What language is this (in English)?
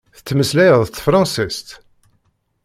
Kabyle